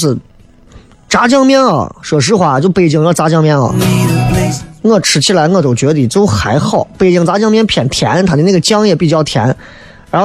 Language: Chinese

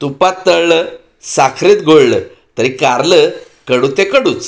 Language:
Marathi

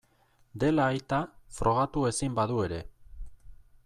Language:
Basque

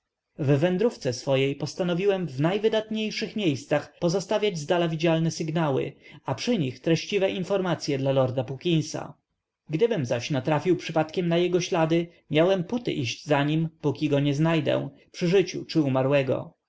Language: Polish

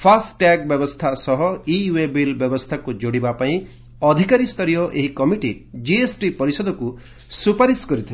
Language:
Odia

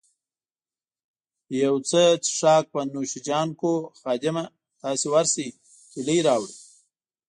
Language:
Pashto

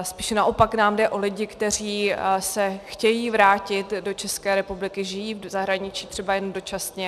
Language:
Czech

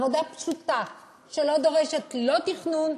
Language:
Hebrew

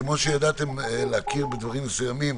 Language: Hebrew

